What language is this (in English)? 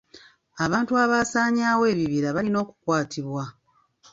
Ganda